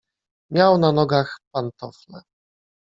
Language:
Polish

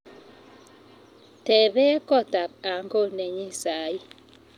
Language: Kalenjin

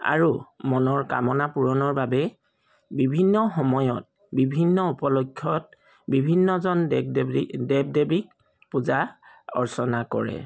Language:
Assamese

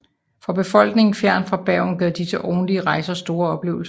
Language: Danish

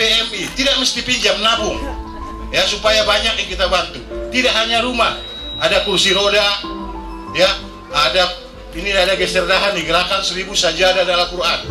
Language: Indonesian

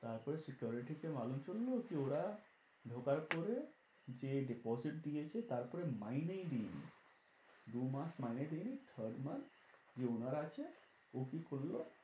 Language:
Bangla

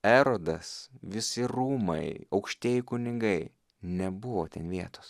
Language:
Lithuanian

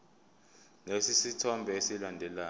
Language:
Zulu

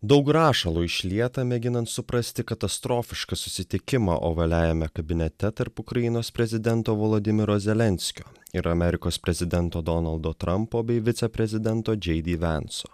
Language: Lithuanian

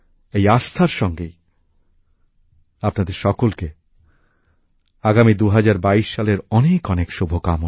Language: Bangla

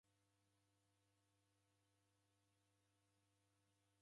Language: Taita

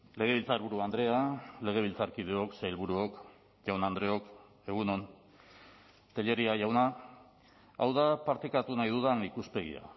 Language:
Basque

